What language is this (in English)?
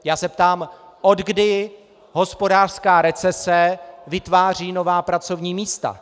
Czech